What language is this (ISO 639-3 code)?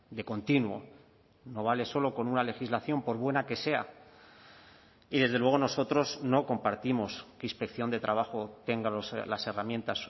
spa